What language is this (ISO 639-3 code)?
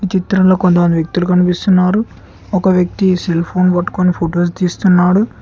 tel